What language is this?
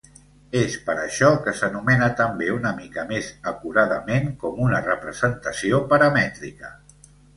Catalan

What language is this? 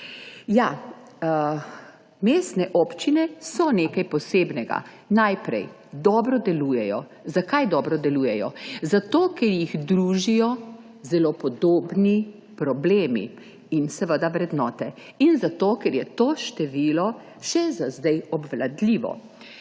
Slovenian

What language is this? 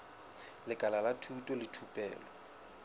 Southern Sotho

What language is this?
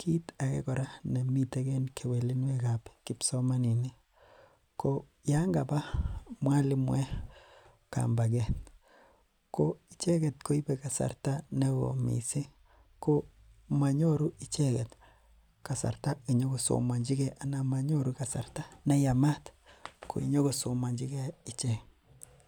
Kalenjin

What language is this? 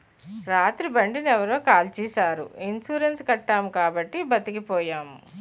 Telugu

